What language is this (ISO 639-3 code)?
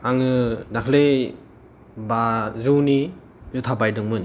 brx